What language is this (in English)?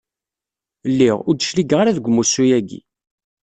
Kabyle